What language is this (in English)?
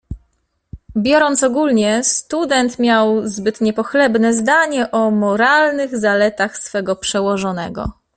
Polish